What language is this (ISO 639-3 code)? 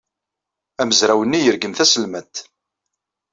kab